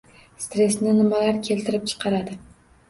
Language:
Uzbek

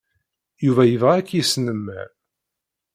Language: Kabyle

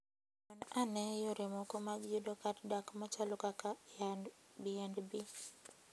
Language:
Luo (Kenya and Tanzania)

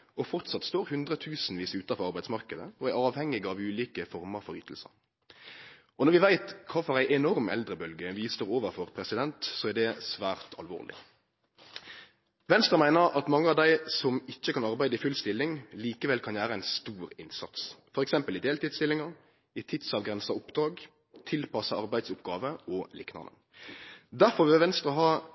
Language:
Norwegian Nynorsk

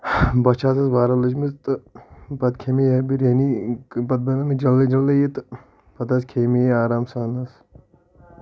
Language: Kashmiri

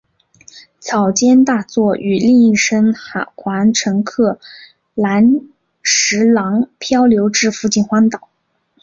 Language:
Chinese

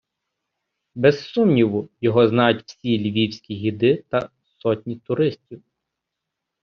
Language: Ukrainian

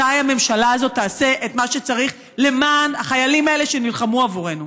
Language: Hebrew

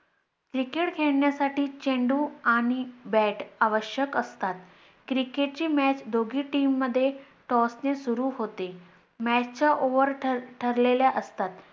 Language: Marathi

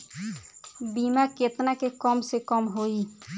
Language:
Bhojpuri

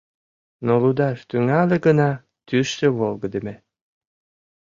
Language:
Mari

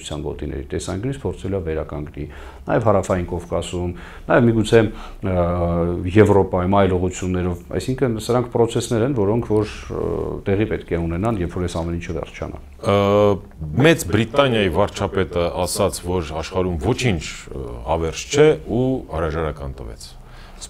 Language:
Romanian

